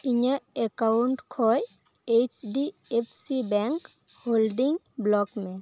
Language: Santali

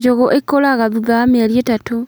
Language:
Kikuyu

